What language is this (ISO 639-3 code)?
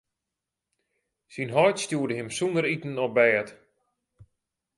fry